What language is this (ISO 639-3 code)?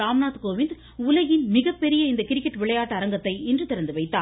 tam